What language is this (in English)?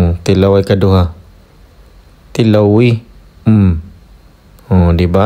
Filipino